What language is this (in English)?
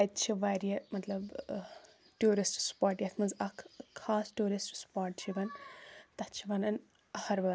Kashmiri